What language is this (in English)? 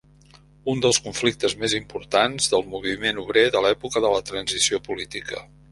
Catalan